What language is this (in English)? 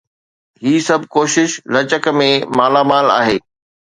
Sindhi